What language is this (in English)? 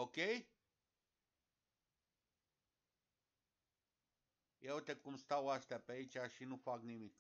Romanian